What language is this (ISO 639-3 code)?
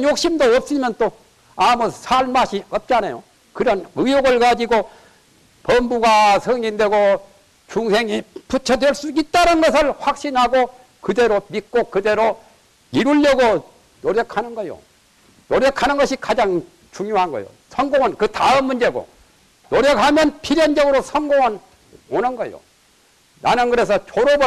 kor